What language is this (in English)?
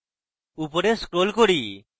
Bangla